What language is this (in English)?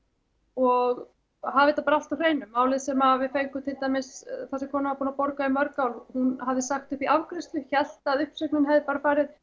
Icelandic